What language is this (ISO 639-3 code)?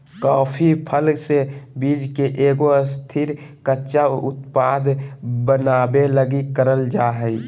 mag